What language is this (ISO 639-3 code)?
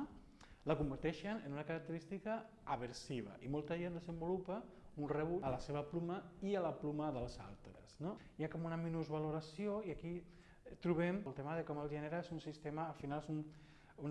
cat